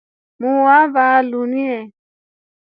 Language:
Rombo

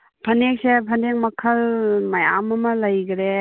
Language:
Manipuri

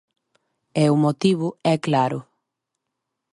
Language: Galician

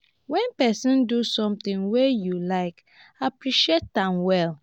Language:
Nigerian Pidgin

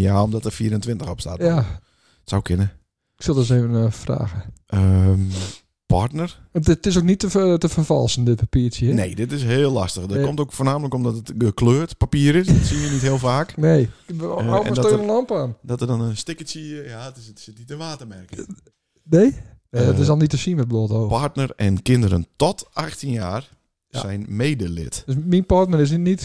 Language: Dutch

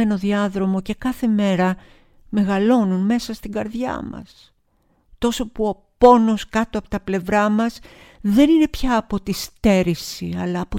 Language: Greek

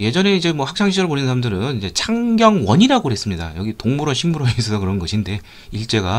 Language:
Korean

